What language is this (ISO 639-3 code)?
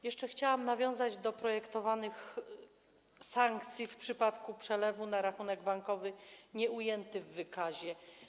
pol